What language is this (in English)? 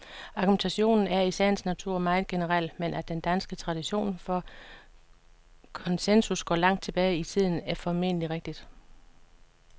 Danish